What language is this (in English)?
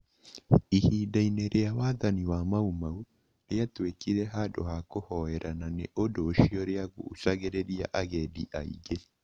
Kikuyu